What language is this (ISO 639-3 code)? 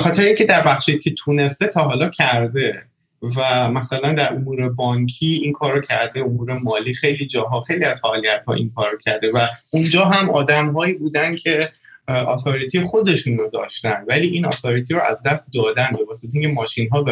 fas